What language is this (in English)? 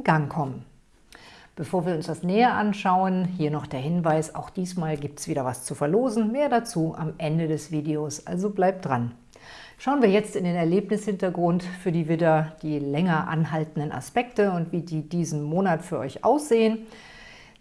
German